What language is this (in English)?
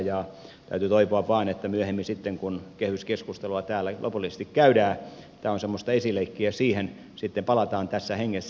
Finnish